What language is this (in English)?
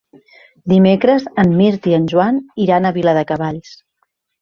Catalan